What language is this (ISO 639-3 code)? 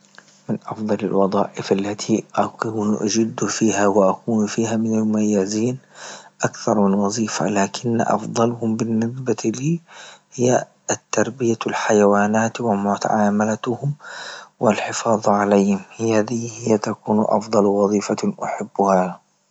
ayl